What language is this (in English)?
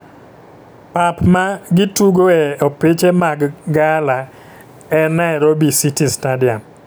Luo (Kenya and Tanzania)